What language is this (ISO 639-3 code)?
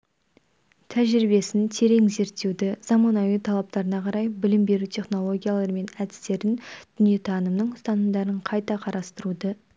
kaz